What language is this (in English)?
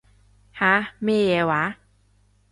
Cantonese